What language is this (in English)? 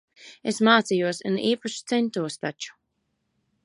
Latvian